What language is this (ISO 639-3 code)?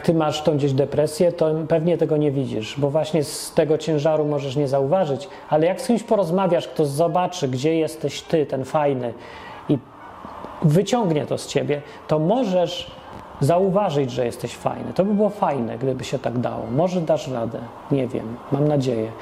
pol